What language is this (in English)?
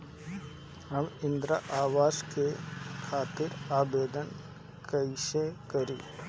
Bhojpuri